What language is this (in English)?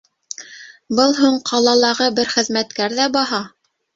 Bashkir